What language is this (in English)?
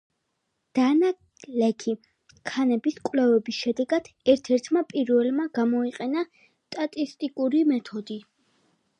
Georgian